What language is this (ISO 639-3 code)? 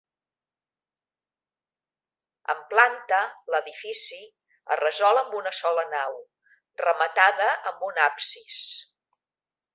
cat